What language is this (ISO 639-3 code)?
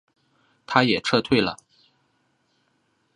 zho